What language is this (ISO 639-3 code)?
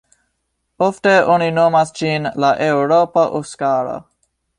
epo